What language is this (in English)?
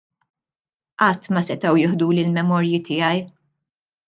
Maltese